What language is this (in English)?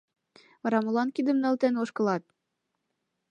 Mari